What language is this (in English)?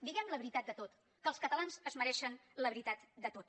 Catalan